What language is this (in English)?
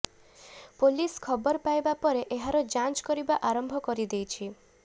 Odia